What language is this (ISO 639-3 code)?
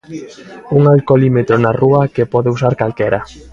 glg